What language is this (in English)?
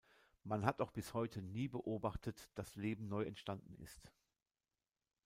German